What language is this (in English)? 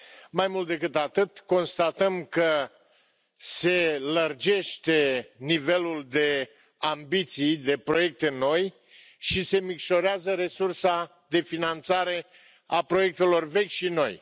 Romanian